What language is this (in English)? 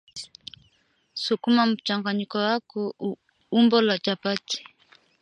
Swahili